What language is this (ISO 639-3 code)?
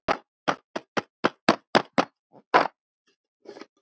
isl